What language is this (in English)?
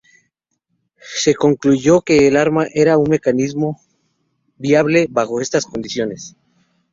Spanish